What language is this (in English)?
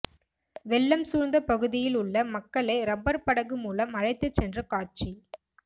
Tamil